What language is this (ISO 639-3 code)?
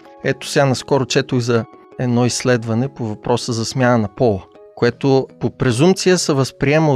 bul